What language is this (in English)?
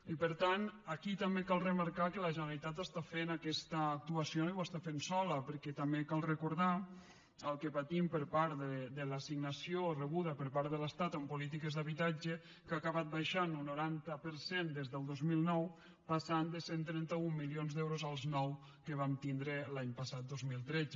Catalan